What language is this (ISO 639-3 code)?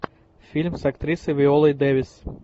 rus